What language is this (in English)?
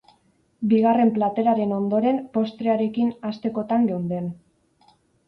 Basque